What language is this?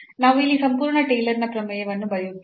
Kannada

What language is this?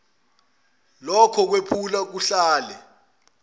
Zulu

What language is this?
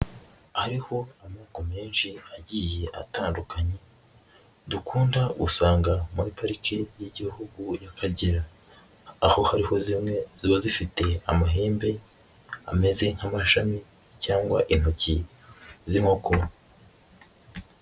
Kinyarwanda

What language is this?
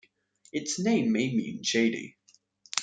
English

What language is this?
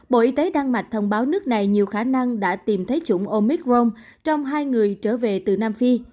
Vietnamese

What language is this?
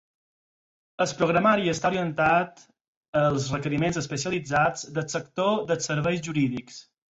Catalan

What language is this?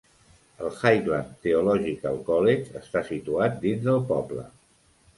Catalan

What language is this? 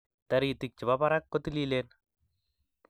Kalenjin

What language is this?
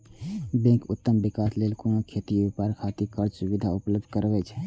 Maithili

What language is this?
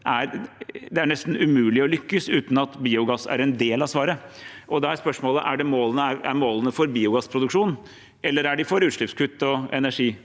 Norwegian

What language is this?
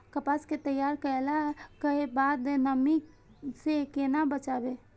Maithili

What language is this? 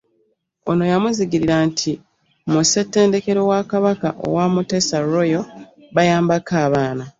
Ganda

